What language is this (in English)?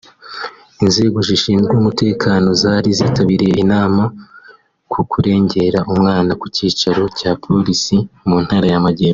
Kinyarwanda